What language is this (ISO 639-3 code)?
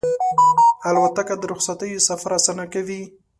pus